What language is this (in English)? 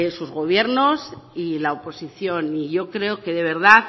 Spanish